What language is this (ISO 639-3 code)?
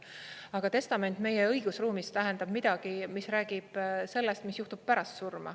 est